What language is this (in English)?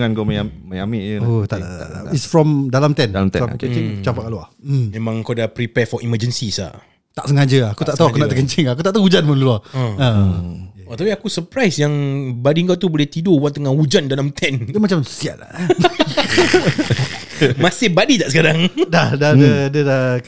Malay